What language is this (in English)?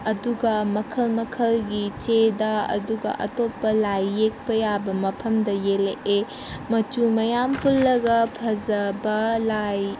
Manipuri